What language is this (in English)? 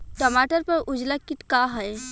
Bhojpuri